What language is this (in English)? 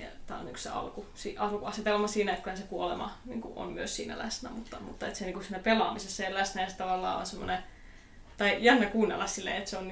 Finnish